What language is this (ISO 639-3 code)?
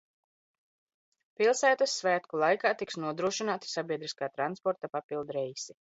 lav